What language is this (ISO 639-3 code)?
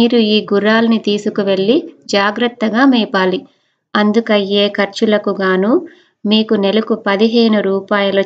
tel